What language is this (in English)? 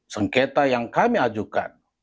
Indonesian